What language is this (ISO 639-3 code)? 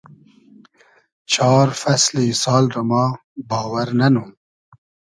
haz